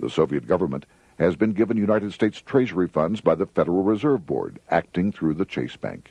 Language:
English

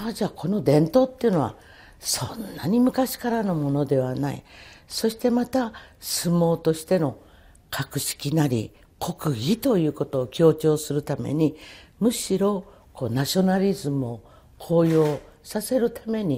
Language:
Japanese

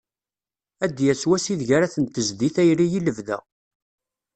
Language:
Kabyle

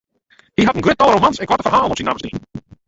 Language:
Western Frisian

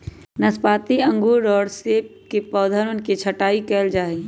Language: Magahi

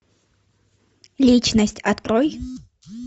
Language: Russian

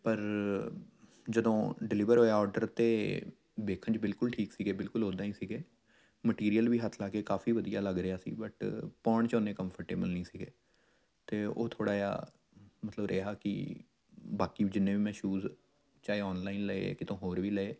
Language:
Punjabi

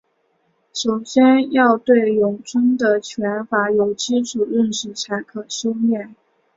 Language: Chinese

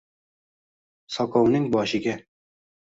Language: Uzbek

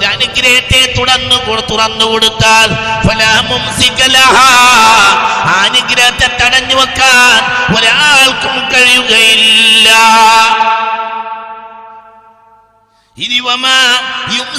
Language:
Malayalam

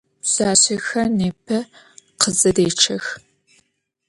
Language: Adyghe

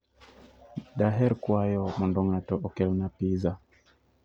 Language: Luo (Kenya and Tanzania)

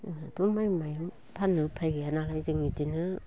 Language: Bodo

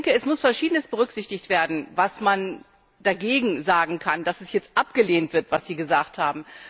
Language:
German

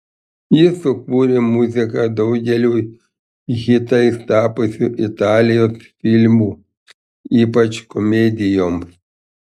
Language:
Lithuanian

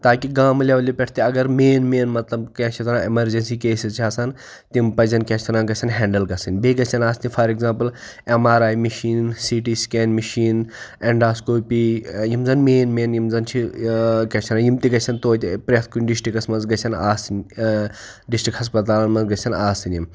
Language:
Kashmiri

